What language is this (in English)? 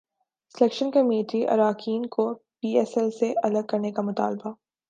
Urdu